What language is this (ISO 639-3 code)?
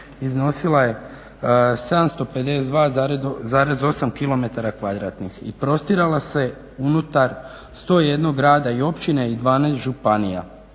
hrv